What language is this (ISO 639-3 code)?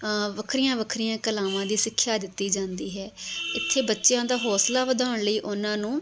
pan